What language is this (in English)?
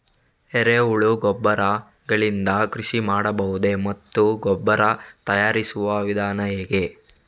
Kannada